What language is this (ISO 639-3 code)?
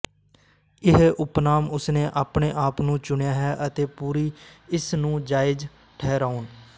pan